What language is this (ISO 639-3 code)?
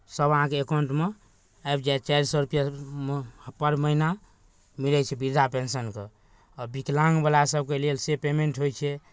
mai